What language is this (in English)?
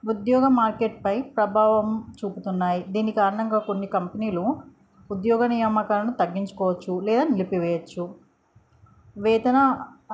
Telugu